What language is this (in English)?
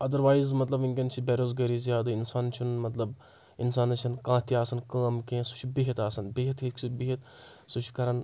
Kashmiri